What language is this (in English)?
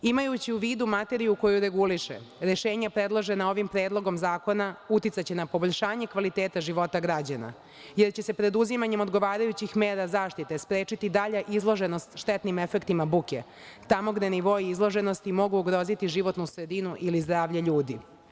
Serbian